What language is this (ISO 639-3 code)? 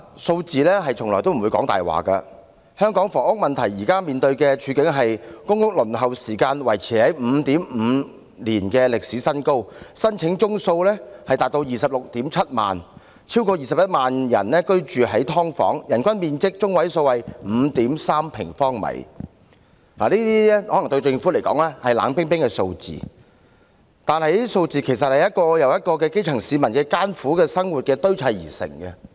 yue